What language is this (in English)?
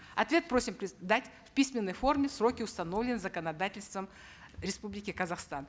Kazakh